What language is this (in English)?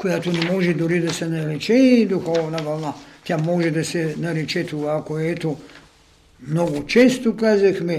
Bulgarian